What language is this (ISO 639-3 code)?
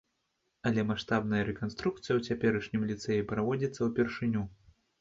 bel